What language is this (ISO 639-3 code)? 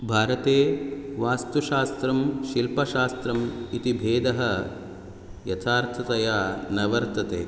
san